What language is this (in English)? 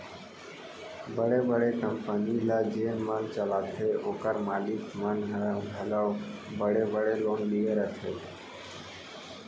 Chhattisgarhi